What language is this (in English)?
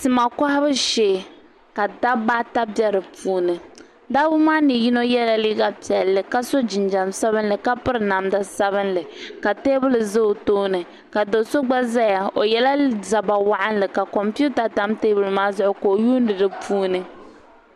Dagbani